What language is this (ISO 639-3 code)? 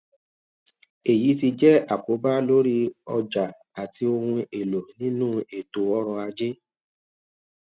yor